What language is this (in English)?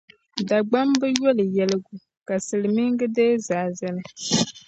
Dagbani